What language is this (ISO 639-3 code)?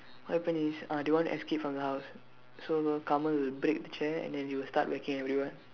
eng